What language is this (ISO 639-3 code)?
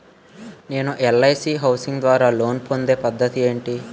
tel